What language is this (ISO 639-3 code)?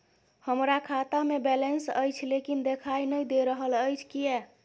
mai